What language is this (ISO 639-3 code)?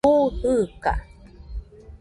hux